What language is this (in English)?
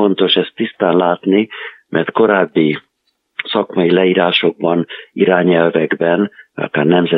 Hungarian